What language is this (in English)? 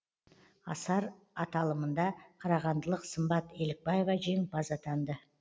Kazakh